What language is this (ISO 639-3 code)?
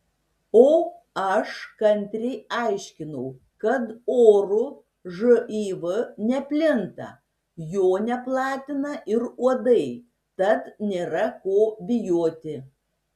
lit